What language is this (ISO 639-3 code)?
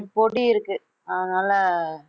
tam